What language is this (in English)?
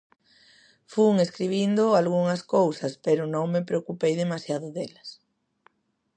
Galician